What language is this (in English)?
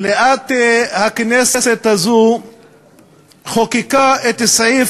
Hebrew